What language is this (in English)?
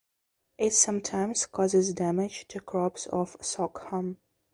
English